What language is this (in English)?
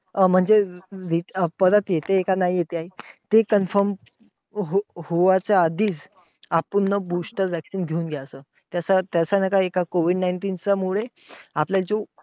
Marathi